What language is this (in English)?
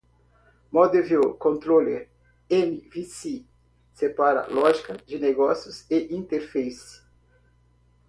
Portuguese